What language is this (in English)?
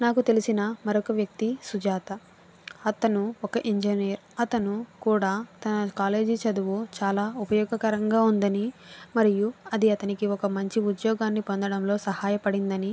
Telugu